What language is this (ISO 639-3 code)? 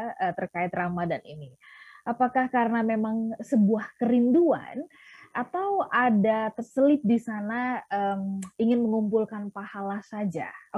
ind